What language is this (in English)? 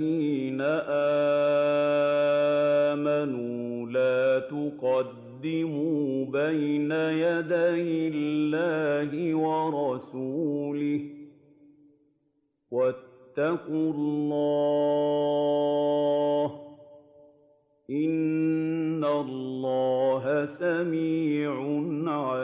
Arabic